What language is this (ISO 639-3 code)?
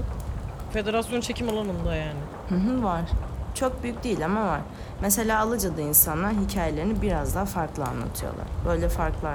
tur